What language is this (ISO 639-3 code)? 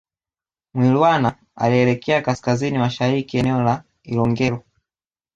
swa